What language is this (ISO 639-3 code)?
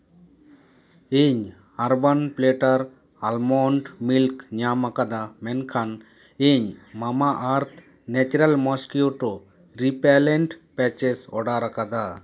sat